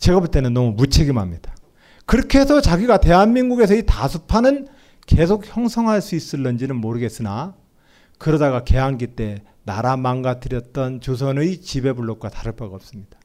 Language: Korean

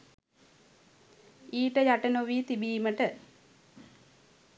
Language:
Sinhala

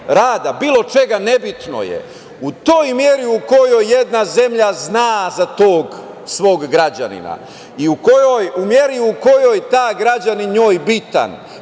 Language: Serbian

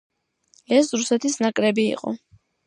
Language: Georgian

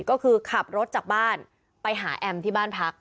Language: Thai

